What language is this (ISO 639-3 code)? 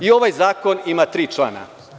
srp